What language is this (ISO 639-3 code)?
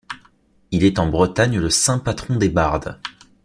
fra